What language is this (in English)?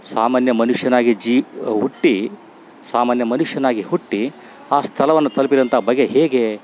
Kannada